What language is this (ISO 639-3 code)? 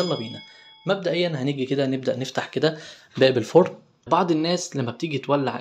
ara